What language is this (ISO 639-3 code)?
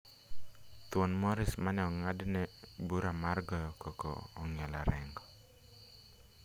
luo